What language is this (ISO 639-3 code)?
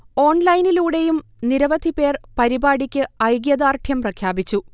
mal